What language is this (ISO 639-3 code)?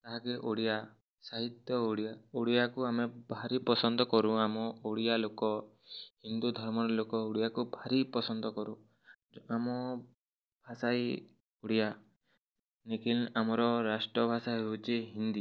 ori